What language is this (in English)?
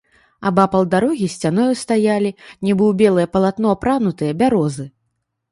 Belarusian